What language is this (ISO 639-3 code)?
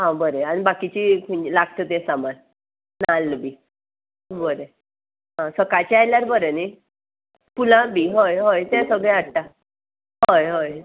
kok